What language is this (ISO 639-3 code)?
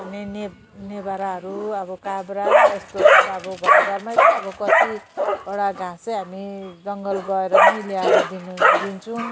nep